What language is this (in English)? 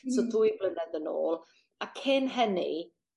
Welsh